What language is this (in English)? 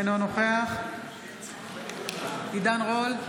Hebrew